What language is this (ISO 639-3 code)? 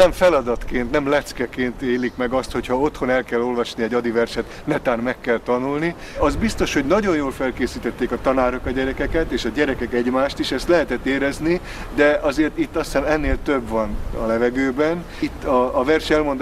hun